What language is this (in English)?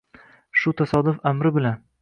Uzbek